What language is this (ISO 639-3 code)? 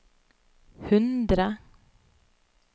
nor